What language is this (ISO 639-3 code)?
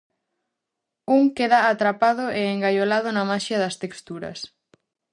glg